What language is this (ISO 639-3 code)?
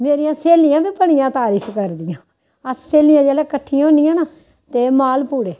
doi